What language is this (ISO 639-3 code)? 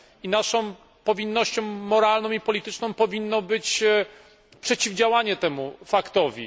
pol